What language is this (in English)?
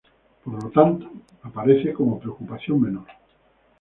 Spanish